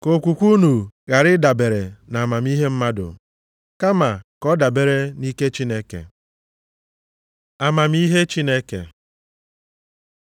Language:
Igbo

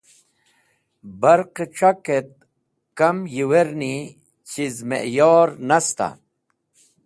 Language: Wakhi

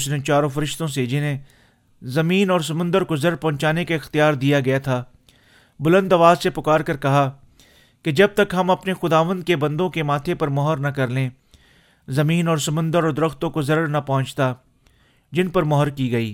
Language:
Urdu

